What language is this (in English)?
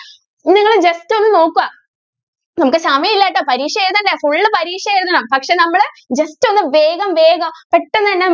Malayalam